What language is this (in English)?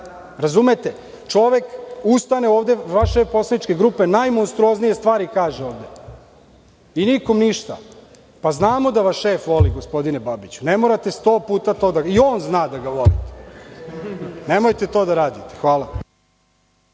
Serbian